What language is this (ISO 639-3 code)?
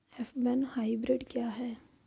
hin